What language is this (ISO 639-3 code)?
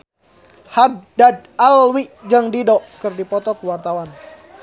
sun